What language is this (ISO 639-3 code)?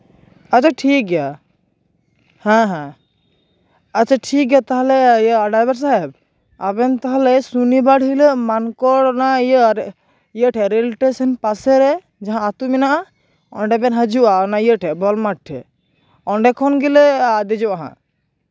sat